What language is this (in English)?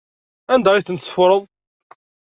Kabyle